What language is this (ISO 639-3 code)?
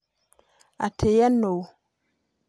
kik